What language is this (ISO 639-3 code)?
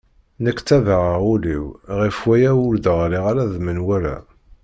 kab